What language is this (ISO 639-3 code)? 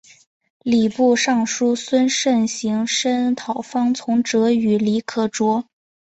zho